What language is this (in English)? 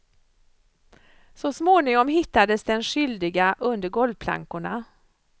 Swedish